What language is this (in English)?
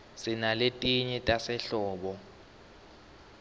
Swati